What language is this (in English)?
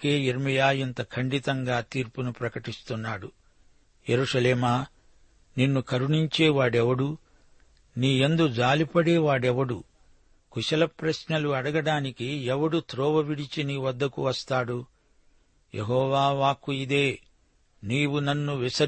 Telugu